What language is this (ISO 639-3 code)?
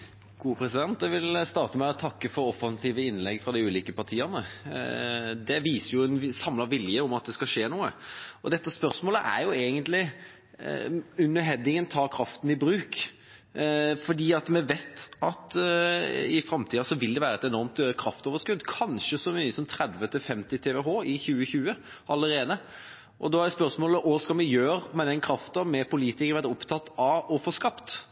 nor